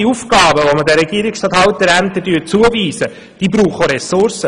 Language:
Swiss German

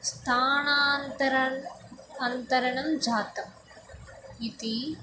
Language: Sanskrit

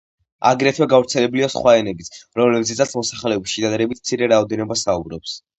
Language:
Georgian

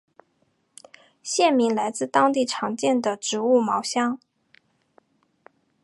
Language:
Chinese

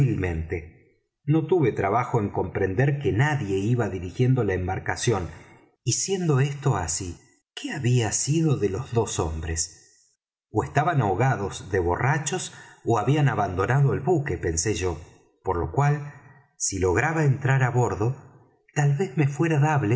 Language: Spanish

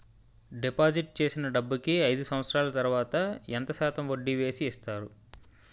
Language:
Telugu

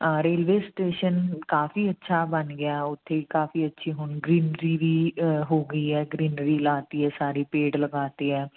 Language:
Punjabi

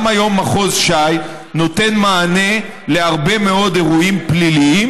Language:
Hebrew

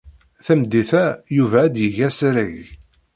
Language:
Kabyle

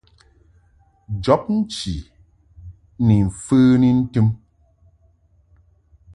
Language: Mungaka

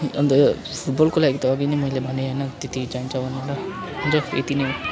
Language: Nepali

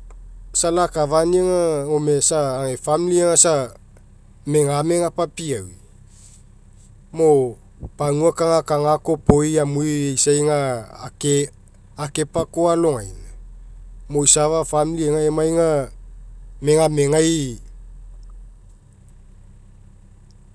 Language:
Mekeo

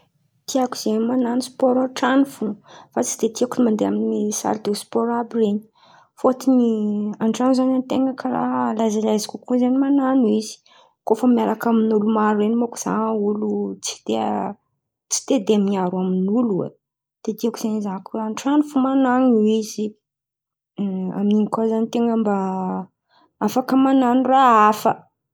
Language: Antankarana Malagasy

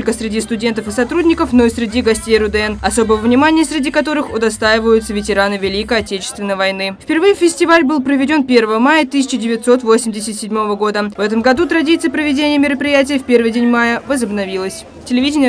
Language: Russian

